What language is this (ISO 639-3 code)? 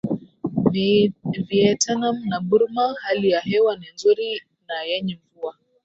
swa